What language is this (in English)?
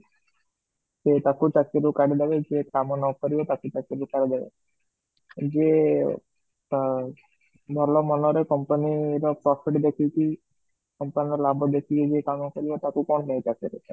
Odia